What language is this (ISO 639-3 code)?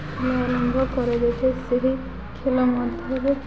ori